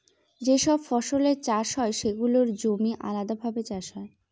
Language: Bangla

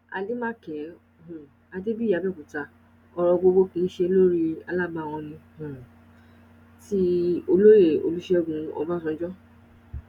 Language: Yoruba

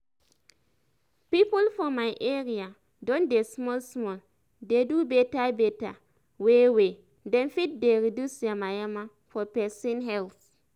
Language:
Nigerian Pidgin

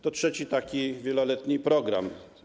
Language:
Polish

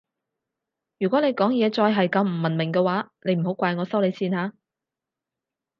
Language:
Cantonese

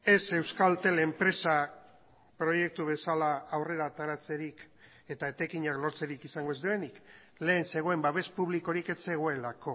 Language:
Basque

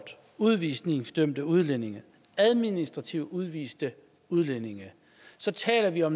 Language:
Danish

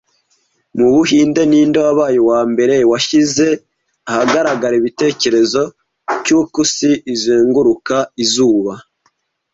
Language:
Kinyarwanda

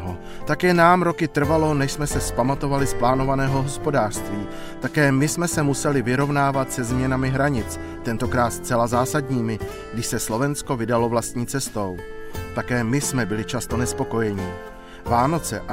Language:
Czech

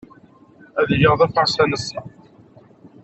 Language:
Kabyle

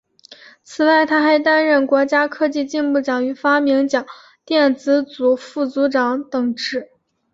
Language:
Chinese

